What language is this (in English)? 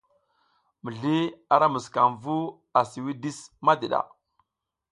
South Giziga